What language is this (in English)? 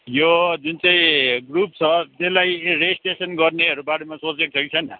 Nepali